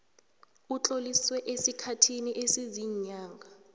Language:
South Ndebele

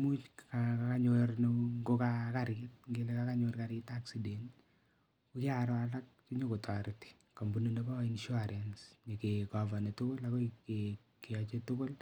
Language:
Kalenjin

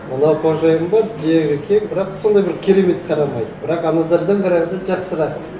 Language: Kazakh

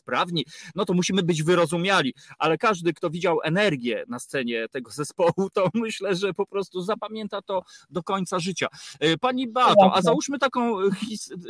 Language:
Polish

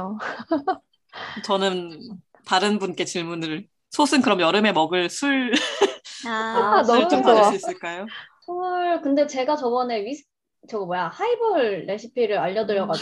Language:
Korean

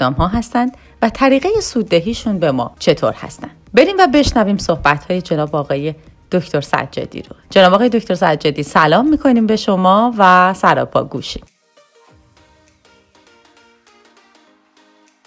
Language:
Persian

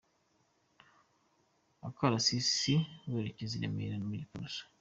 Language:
Kinyarwanda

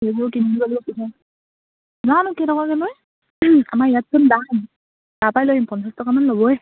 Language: Assamese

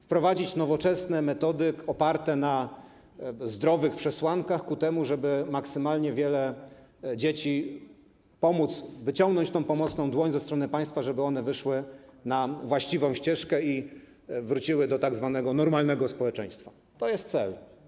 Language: Polish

